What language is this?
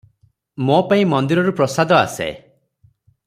Odia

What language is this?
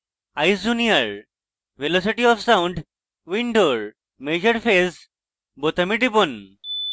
Bangla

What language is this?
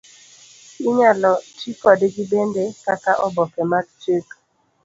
Luo (Kenya and Tanzania)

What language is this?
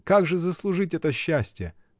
Russian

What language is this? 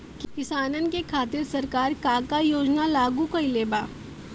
Bhojpuri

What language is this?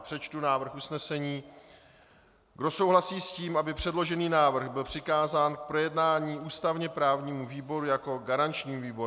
Czech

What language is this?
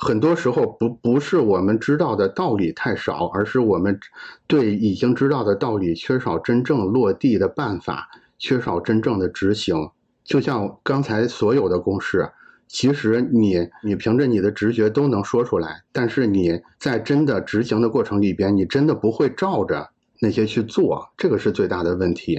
Chinese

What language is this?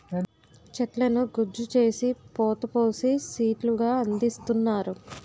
Telugu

